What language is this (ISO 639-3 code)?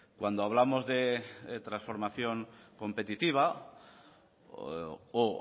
spa